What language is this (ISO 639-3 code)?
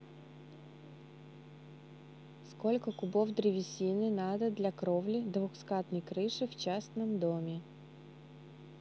rus